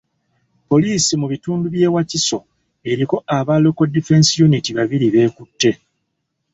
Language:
Ganda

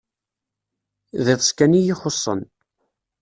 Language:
Kabyle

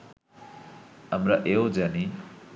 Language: Bangla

